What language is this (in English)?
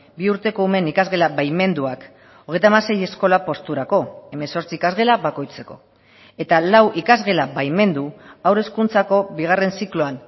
Basque